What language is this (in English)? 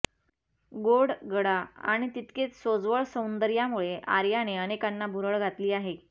Marathi